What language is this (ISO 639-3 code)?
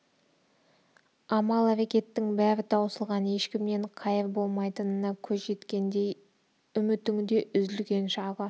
kaz